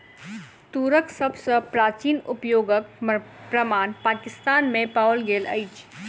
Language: Maithili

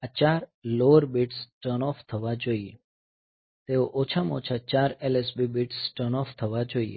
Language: Gujarati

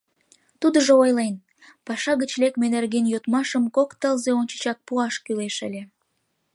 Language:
Mari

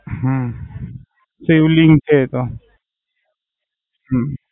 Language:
Gujarati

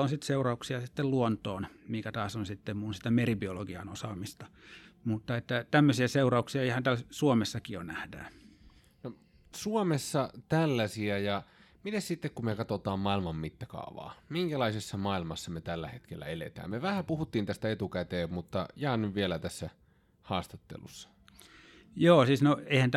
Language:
Finnish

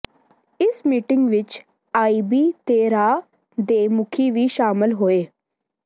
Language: Punjabi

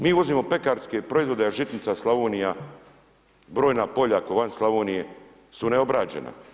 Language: Croatian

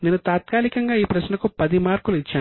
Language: Telugu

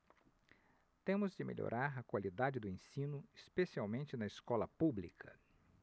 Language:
Portuguese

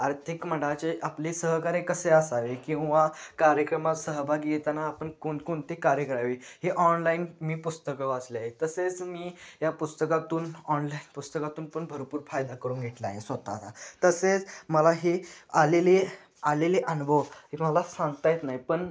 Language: Marathi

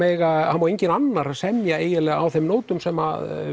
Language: Icelandic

